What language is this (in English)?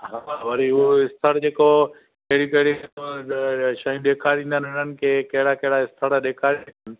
Sindhi